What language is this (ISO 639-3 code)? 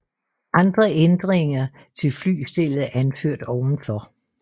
dan